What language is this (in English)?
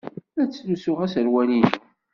Kabyle